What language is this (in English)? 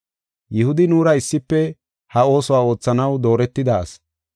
Gofa